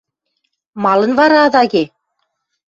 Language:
Western Mari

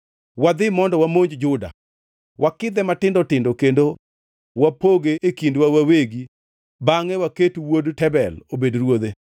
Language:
Luo (Kenya and Tanzania)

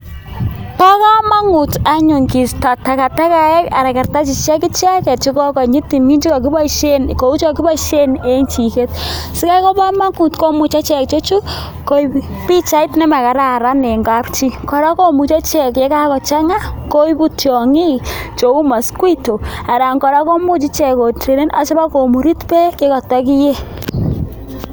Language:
Kalenjin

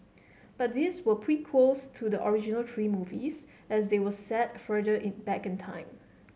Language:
English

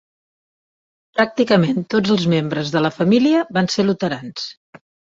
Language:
Catalan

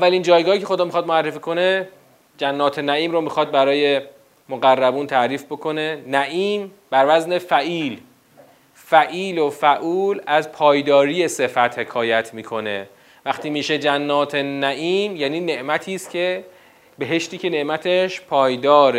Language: Persian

